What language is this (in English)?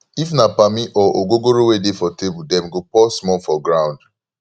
Nigerian Pidgin